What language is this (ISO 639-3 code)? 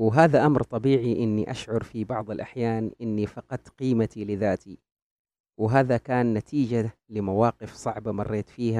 ara